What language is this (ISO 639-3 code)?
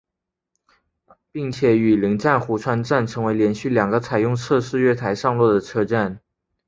zho